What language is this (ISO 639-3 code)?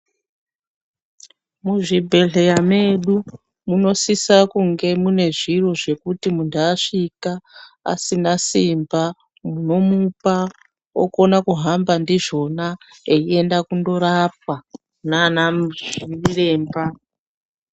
ndc